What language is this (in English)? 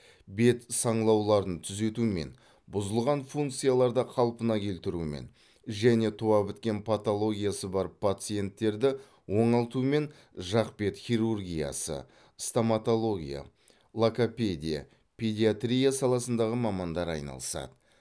Kazakh